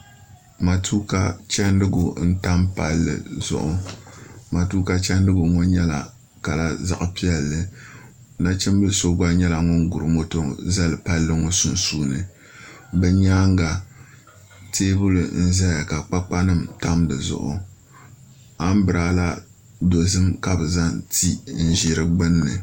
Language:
Dagbani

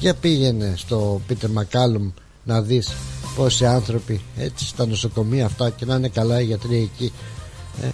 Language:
Greek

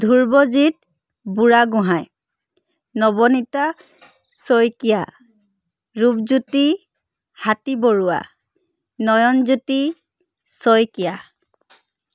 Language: Assamese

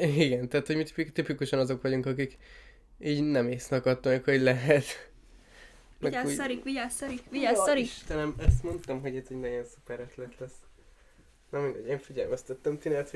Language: Hungarian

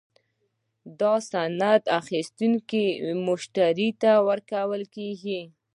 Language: Pashto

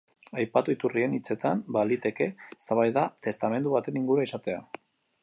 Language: Basque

